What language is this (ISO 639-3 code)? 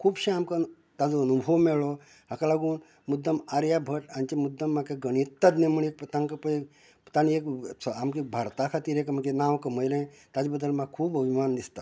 kok